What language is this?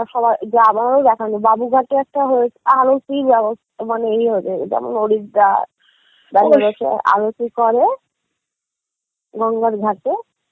Bangla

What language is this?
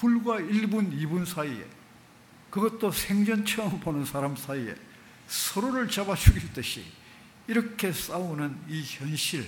Korean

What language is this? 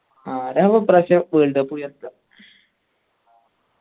Malayalam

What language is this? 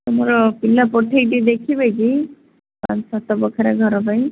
Odia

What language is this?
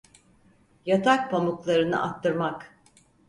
Turkish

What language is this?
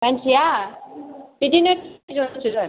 Bodo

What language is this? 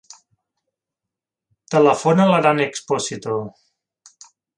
Catalan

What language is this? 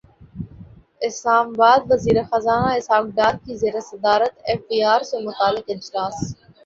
Urdu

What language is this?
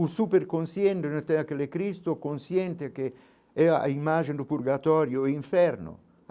Portuguese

